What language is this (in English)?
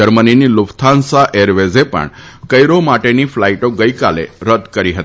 Gujarati